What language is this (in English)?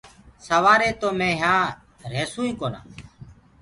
Gurgula